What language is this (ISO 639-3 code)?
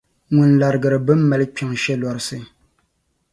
dag